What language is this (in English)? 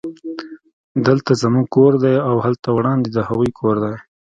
Pashto